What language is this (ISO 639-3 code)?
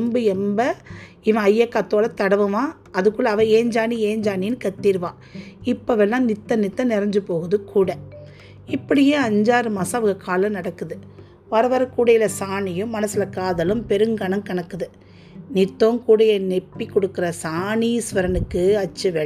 tam